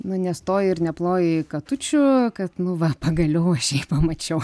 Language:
Lithuanian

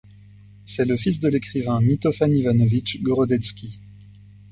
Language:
French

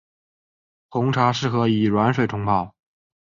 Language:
Chinese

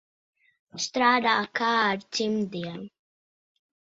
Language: Latvian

